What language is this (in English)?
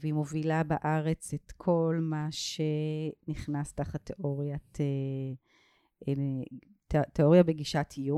Hebrew